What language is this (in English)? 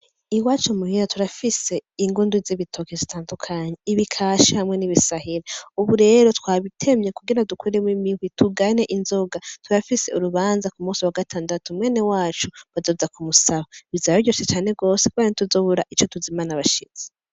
Rundi